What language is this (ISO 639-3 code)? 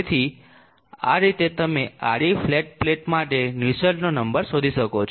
guj